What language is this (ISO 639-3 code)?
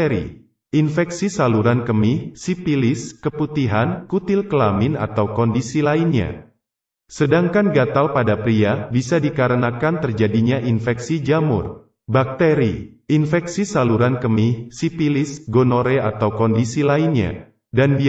ind